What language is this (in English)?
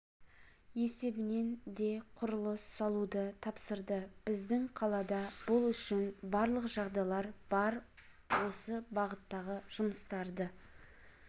Kazakh